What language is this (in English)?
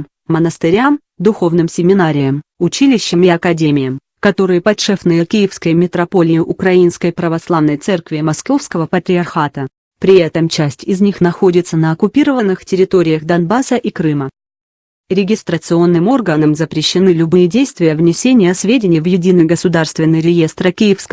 Russian